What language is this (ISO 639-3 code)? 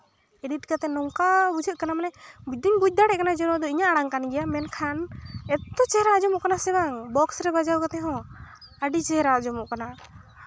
sat